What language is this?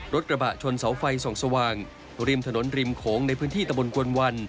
Thai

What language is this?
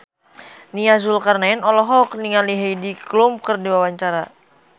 Sundanese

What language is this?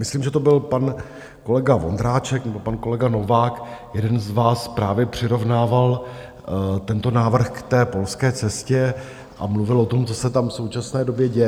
Czech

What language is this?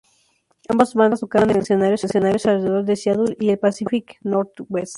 Spanish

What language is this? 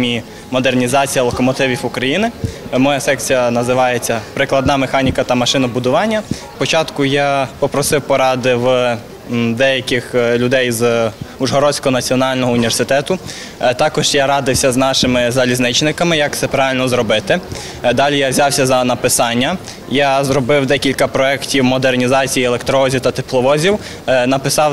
Ukrainian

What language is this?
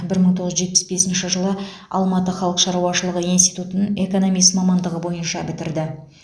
Kazakh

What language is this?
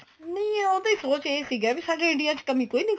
Punjabi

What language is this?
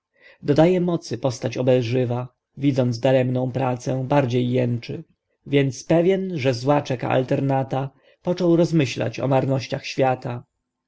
Polish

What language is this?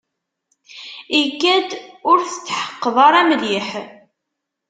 Kabyle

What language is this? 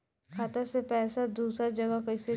Bhojpuri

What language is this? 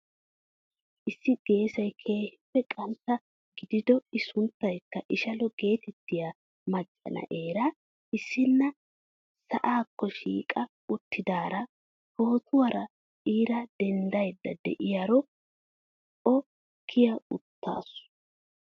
Wolaytta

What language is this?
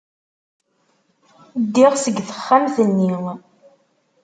Kabyle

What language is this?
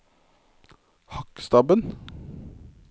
Norwegian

